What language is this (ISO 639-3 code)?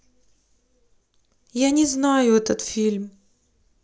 rus